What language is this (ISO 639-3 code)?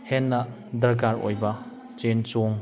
mni